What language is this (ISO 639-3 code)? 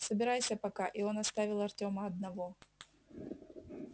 rus